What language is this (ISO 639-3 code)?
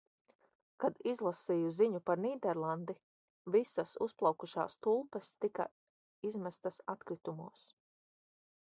lav